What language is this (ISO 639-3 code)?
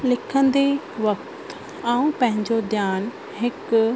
snd